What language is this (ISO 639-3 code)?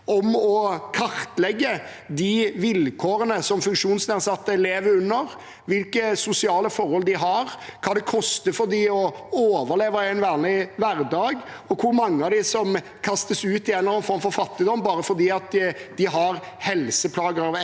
nor